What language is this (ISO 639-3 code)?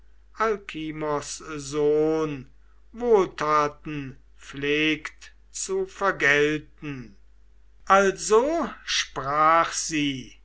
deu